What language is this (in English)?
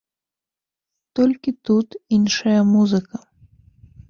Belarusian